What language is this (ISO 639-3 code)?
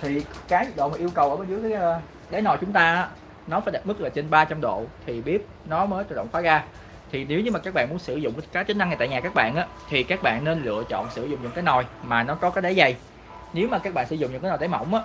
vie